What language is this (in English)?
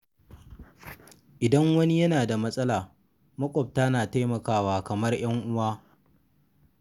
Hausa